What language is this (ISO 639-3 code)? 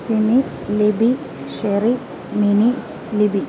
mal